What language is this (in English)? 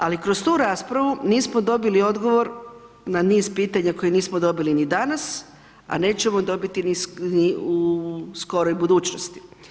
Croatian